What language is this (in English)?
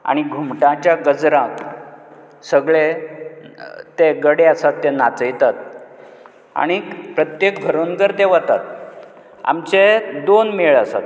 Konkani